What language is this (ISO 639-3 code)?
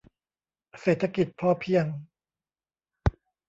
tha